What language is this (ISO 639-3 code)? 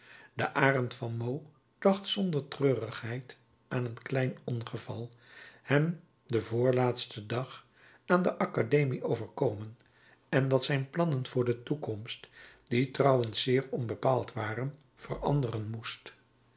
nld